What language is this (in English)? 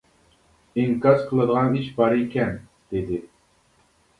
Uyghur